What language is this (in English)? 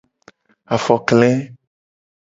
Gen